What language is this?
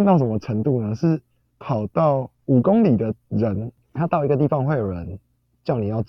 Chinese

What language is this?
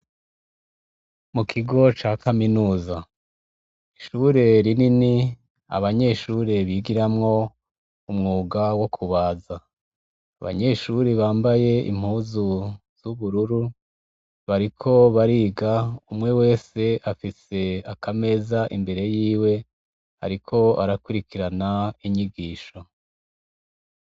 Rundi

